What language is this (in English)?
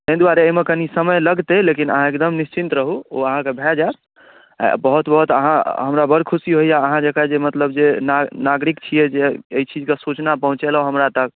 Maithili